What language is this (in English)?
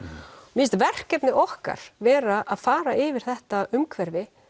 Icelandic